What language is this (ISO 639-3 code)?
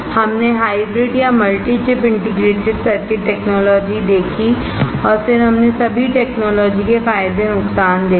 hin